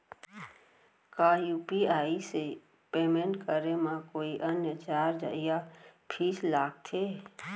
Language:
Chhattisgarhi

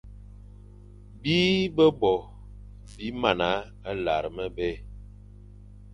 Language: Fang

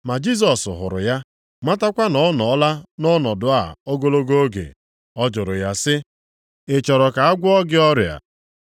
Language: Igbo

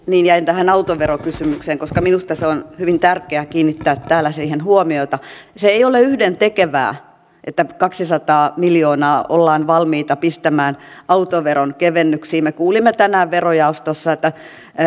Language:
Finnish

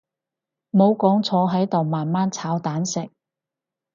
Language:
Cantonese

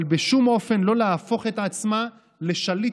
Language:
Hebrew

